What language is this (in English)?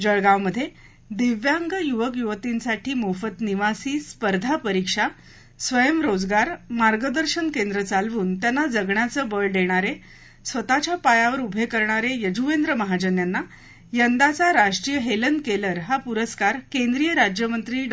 Marathi